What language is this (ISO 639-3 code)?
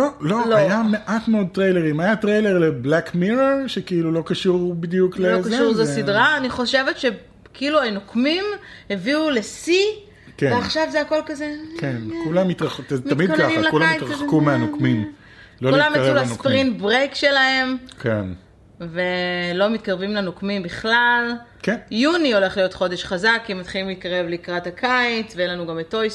heb